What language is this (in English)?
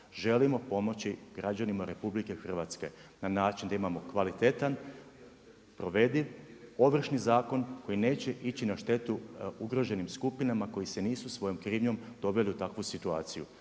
Croatian